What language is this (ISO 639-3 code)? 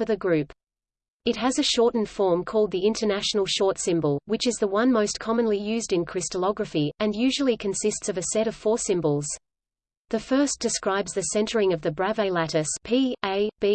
eng